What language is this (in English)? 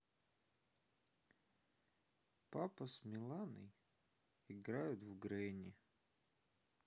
Russian